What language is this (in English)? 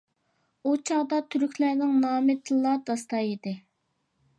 Uyghur